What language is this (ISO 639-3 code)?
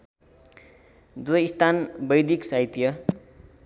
nep